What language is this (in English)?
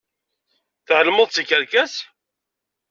Kabyle